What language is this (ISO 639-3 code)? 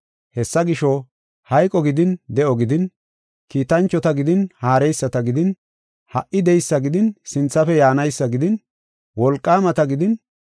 gof